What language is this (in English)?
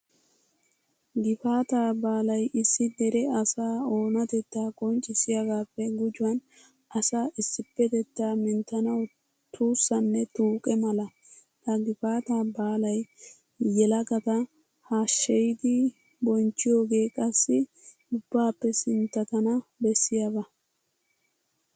Wolaytta